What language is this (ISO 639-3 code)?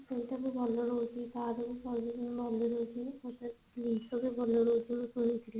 ori